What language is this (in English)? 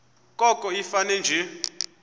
Xhosa